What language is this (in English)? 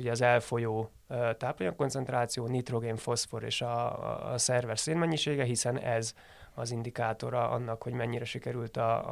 Hungarian